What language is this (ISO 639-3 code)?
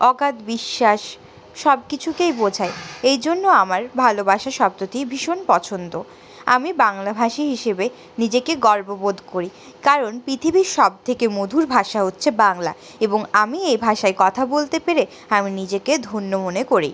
ben